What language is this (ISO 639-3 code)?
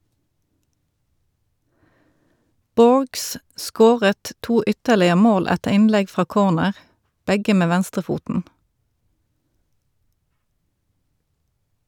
nor